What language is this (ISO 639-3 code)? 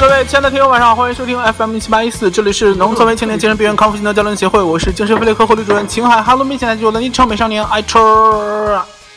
zho